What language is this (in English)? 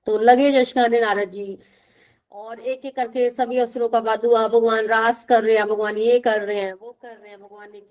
Hindi